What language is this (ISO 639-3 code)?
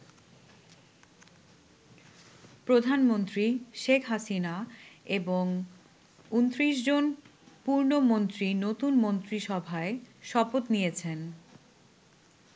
ben